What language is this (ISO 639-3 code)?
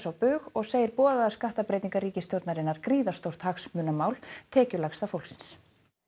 isl